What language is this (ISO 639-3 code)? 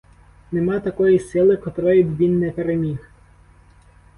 ukr